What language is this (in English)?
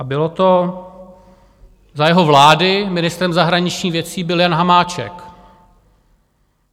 Czech